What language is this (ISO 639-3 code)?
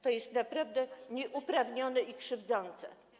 pol